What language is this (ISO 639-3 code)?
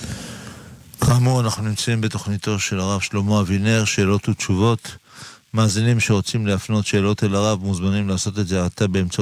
heb